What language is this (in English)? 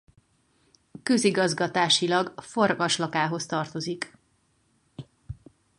Hungarian